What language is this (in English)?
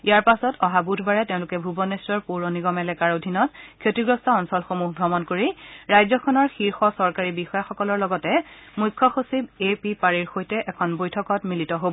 Assamese